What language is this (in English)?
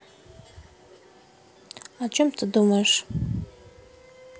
Russian